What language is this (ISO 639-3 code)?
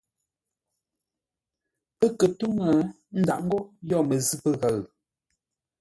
nla